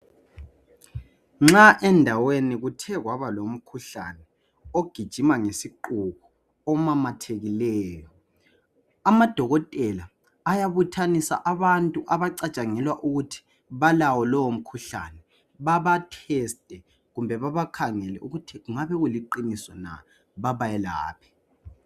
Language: North Ndebele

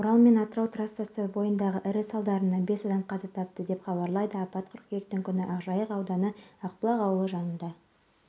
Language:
Kazakh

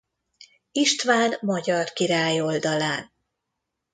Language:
Hungarian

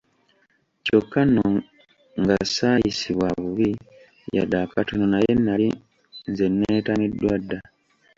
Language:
Ganda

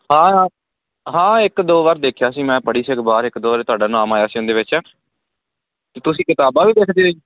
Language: Punjabi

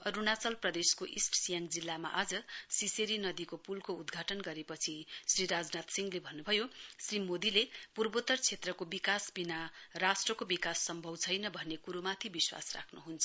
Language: Nepali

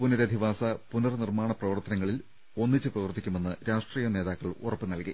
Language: Malayalam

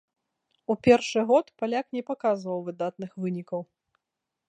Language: Belarusian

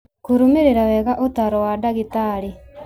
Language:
Kikuyu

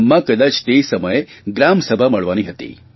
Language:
Gujarati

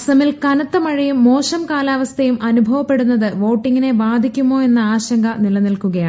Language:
Malayalam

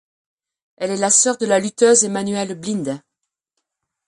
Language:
French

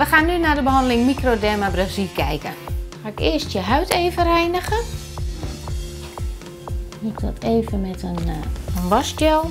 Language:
Dutch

